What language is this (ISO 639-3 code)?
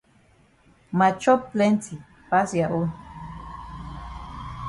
wes